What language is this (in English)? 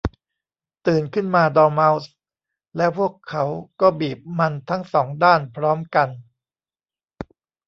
Thai